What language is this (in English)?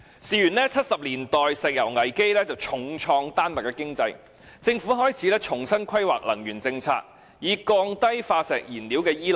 Cantonese